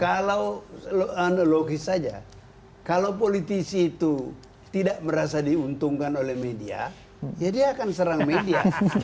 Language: Indonesian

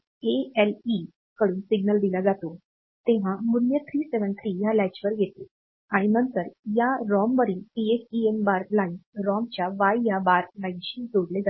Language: Marathi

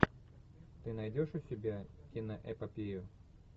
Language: Russian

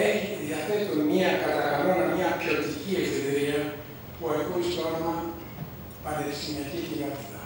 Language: Greek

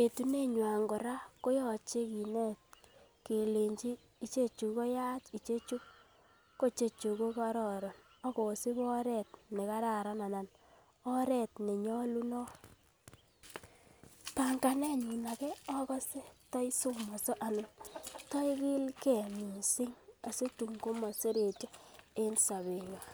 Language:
Kalenjin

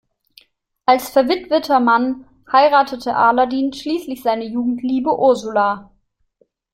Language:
German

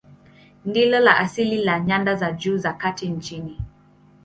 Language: Swahili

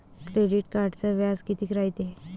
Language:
Marathi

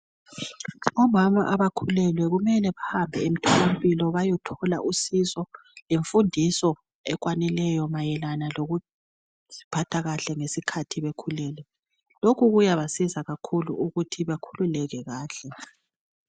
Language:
North Ndebele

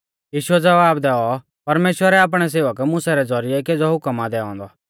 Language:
Mahasu Pahari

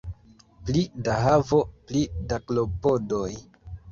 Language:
Esperanto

